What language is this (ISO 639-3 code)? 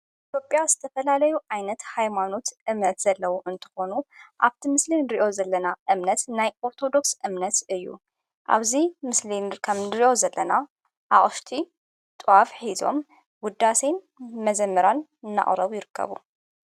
tir